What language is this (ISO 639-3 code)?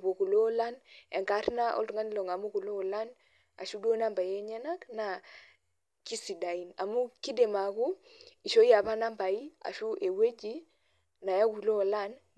mas